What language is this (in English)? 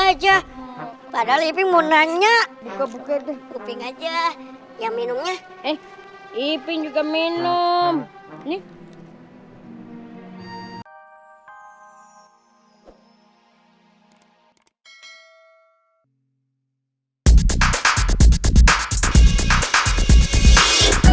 Indonesian